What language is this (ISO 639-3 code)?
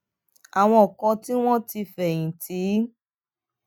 yor